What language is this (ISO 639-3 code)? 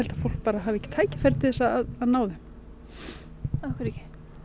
isl